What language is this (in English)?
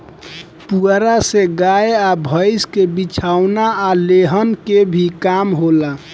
Bhojpuri